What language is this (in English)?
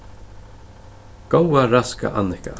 Faroese